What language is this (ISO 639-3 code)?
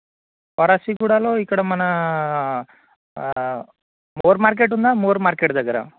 tel